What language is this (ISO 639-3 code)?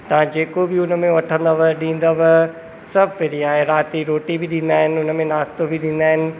snd